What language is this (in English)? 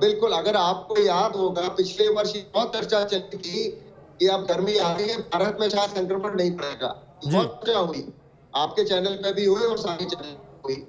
Hindi